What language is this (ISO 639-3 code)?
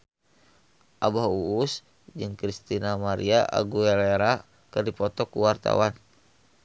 sun